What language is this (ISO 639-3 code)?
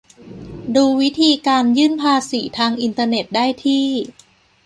tha